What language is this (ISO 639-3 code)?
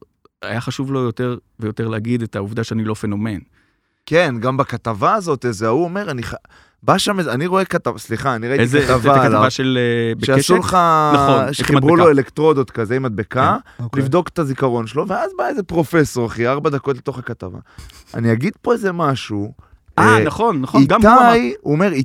heb